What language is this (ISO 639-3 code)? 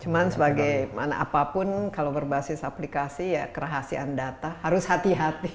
ind